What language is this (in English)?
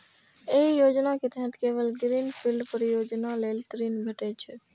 Maithili